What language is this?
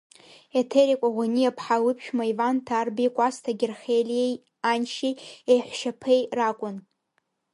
Abkhazian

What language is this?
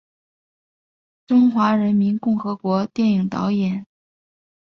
Chinese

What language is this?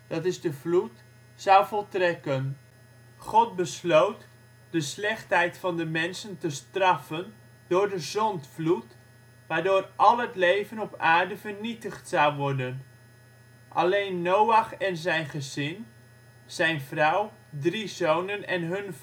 Dutch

